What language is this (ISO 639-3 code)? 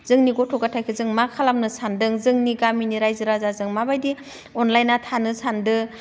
brx